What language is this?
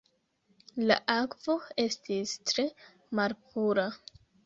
Esperanto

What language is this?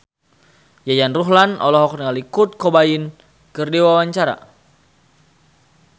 Sundanese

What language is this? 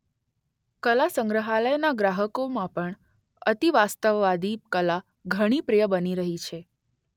Gujarati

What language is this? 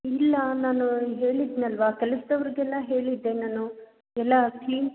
Kannada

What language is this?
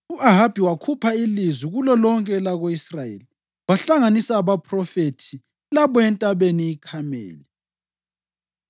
North Ndebele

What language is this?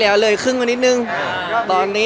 Thai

